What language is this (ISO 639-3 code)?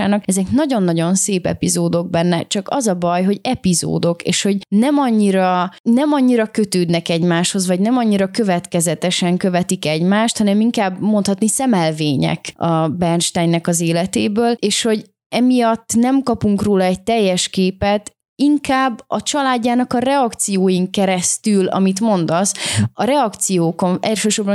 hun